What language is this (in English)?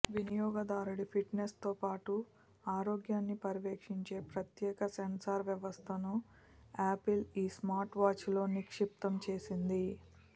Telugu